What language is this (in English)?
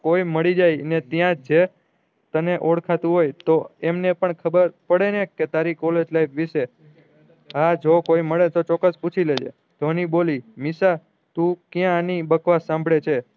Gujarati